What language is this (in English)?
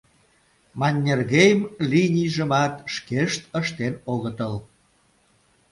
Mari